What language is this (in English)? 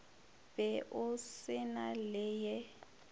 Northern Sotho